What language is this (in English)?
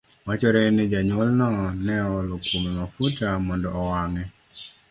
Luo (Kenya and Tanzania)